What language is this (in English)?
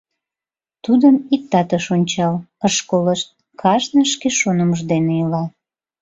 Mari